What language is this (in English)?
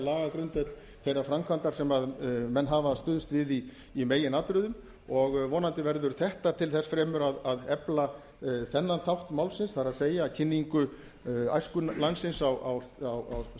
Icelandic